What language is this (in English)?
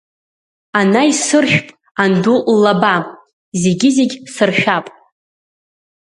Abkhazian